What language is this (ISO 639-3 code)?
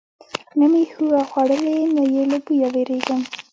pus